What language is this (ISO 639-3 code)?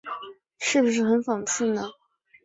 zho